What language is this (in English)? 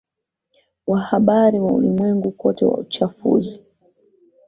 Swahili